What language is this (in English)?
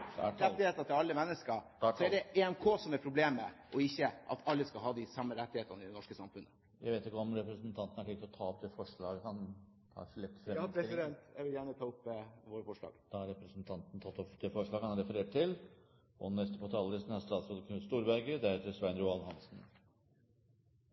Norwegian Bokmål